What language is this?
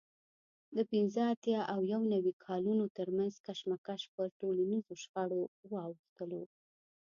Pashto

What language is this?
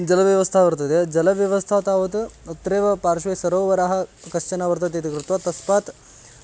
Sanskrit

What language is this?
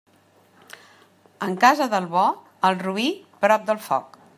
Catalan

